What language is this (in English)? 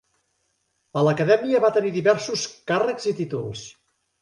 Catalan